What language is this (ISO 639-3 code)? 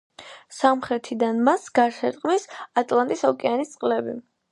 kat